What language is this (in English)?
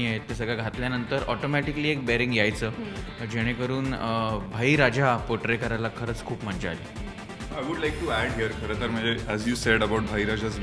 Marathi